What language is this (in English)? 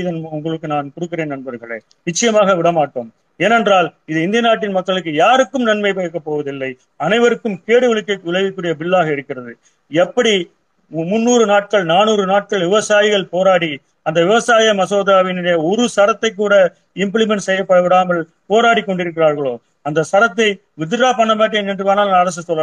Tamil